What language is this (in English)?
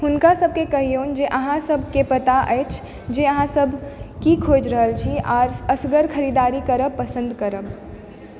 Maithili